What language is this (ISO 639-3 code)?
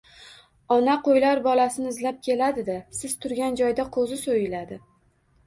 uzb